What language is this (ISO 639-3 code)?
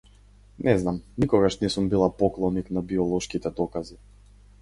mkd